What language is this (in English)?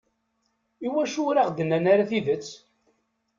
Kabyle